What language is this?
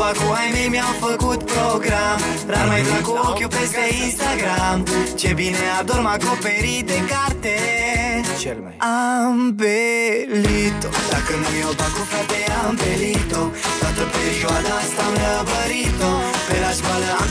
Romanian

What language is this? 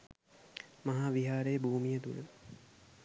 Sinhala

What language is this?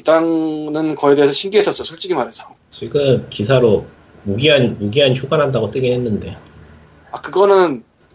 Korean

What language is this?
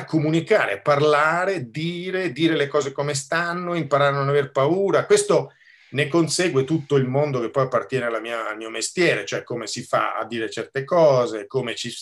Italian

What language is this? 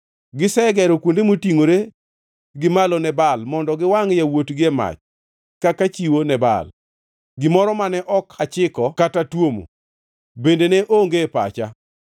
Luo (Kenya and Tanzania)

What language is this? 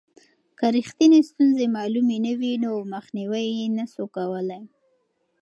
Pashto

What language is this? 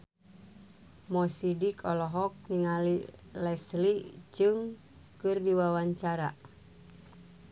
Sundanese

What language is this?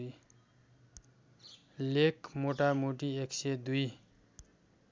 Nepali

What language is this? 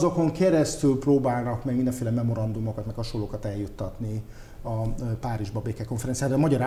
Hungarian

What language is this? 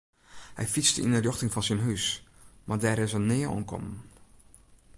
Western Frisian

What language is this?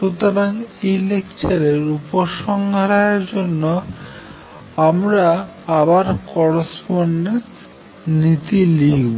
Bangla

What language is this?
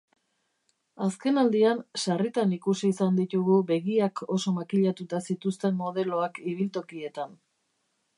Basque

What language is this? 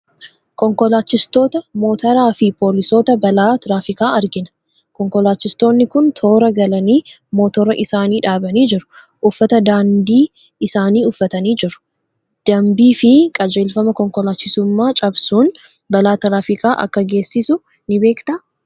Oromo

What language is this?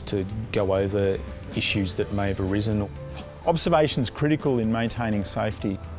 English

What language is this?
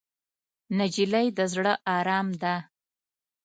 Pashto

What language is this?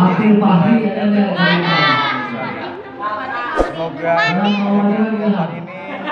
Indonesian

